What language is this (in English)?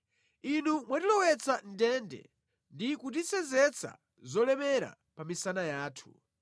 Nyanja